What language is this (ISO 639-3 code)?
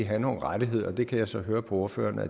dan